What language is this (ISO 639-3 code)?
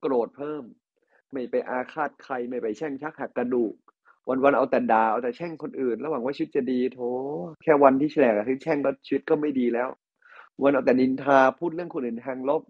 tha